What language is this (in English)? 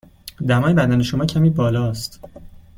Persian